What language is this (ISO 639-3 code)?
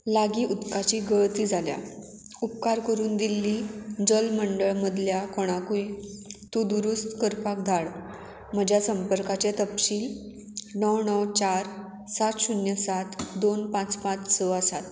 kok